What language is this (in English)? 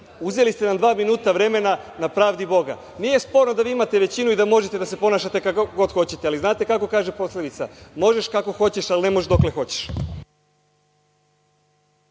Serbian